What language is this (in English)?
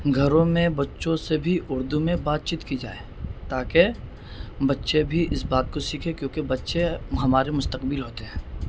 Urdu